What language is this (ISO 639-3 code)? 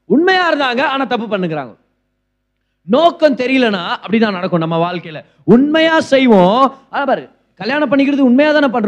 tam